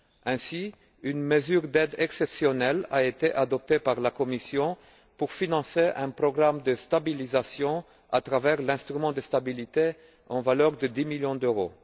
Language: French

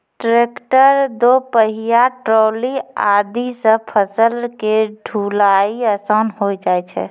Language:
Maithili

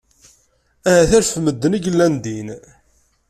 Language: Kabyle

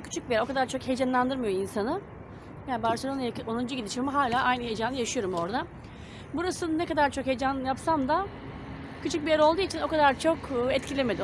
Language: Turkish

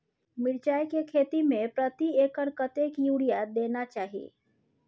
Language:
Maithili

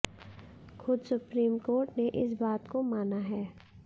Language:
Hindi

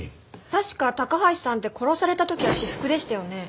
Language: Japanese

